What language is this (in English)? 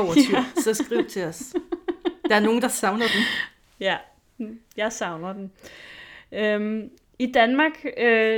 Danish